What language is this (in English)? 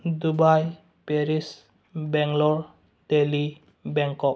Manipuri